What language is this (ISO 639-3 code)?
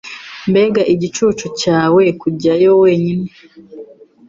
kin